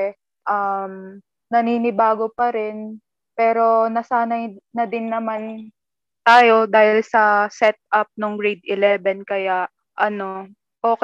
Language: Filipino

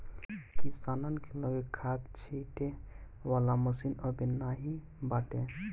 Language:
Bhojpuri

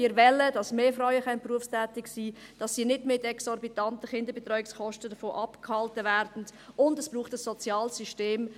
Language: Swiss German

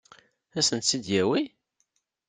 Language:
Kabyle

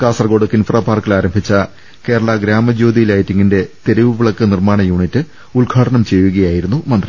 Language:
Malayalam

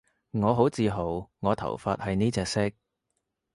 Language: Cantonese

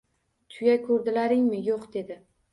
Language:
Uzbek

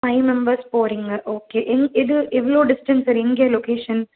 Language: Tamil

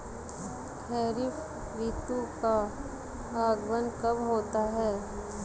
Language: Hindi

